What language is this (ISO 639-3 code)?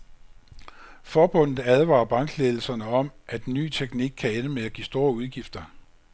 dan